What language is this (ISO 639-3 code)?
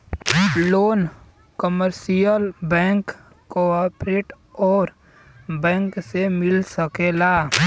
bho